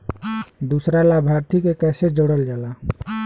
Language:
Bhojpuri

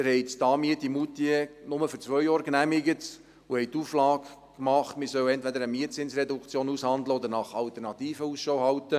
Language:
Swiss German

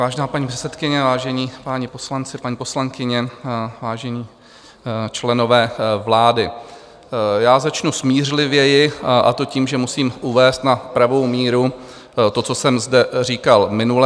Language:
Czech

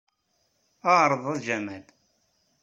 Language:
Kabyle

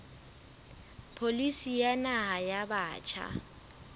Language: Southern Sotho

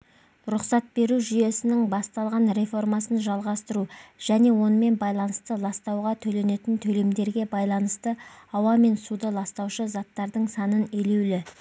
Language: Kazakh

